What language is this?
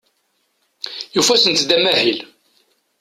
Kabyle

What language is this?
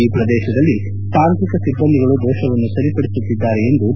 Kannada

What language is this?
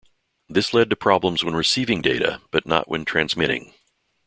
English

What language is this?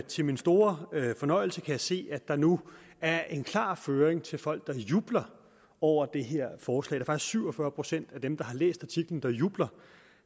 Danish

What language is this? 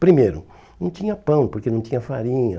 Portuguese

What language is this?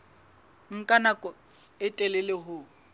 Southern Sotho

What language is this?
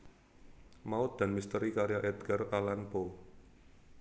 Javanese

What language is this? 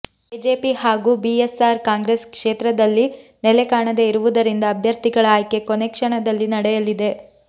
Kannada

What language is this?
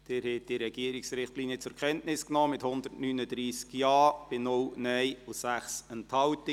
Swiss German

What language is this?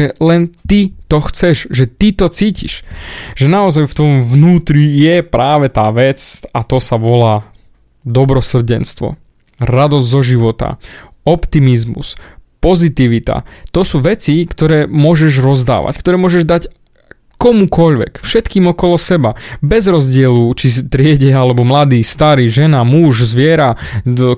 Slovak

